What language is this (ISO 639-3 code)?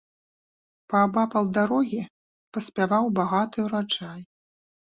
bel